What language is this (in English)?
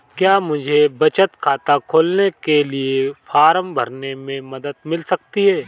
Hindi